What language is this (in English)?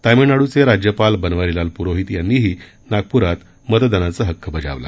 Marathi